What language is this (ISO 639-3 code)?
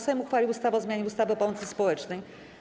pol